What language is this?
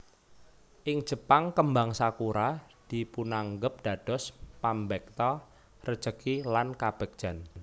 Javanese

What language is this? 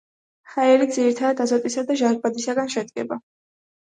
Georgian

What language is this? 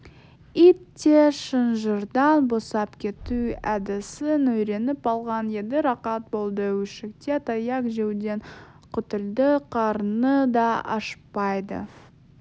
Kazakh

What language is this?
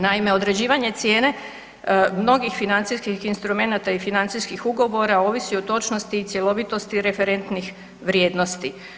Croatian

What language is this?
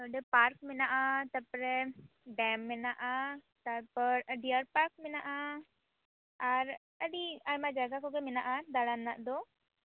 Santali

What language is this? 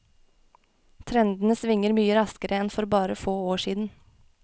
Norwegian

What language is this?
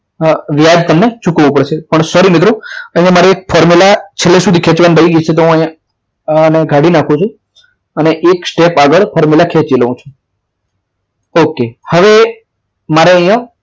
Gujarati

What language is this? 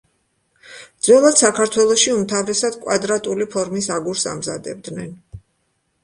Georgian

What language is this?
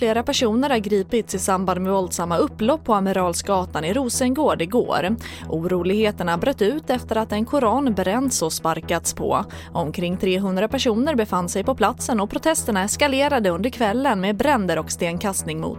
Swedish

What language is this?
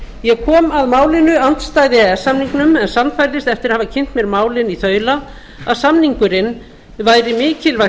Icelandic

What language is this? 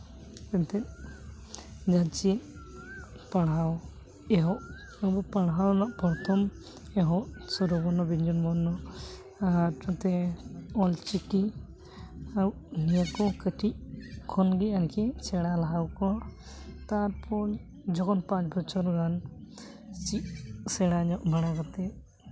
Santali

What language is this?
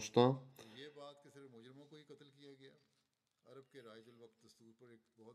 Bulgarian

